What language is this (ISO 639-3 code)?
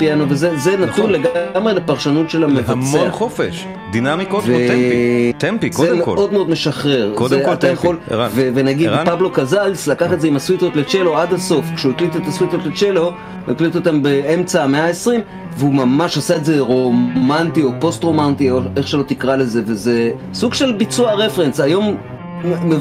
heb